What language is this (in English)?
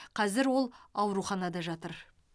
Kazakh